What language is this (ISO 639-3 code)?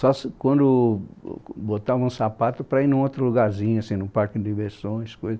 por